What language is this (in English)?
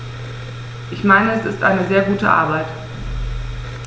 German